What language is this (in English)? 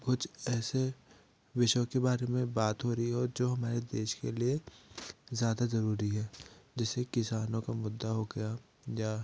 Hindi